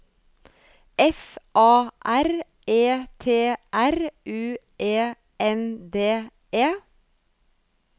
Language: Norwegian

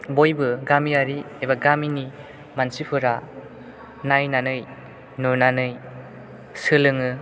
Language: Bodo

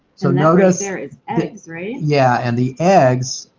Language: English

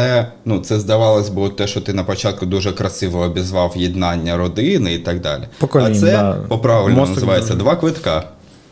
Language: Ukrainian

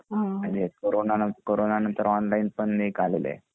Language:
Marathi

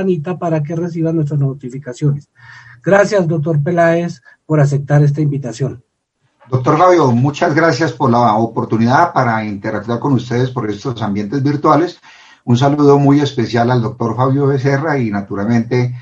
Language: Spanish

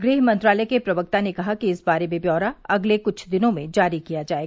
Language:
Hindi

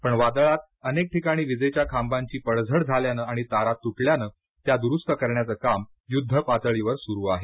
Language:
Marathi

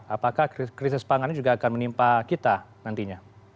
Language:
Indonesian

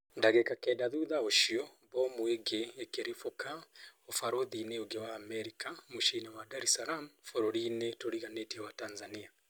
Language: Kikuyu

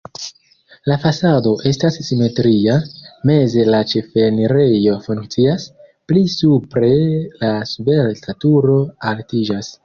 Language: Esperanto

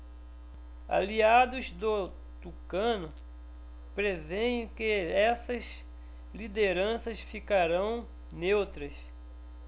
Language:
Portuguese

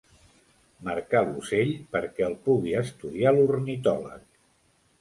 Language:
Catalan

